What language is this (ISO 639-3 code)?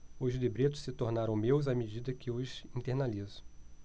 por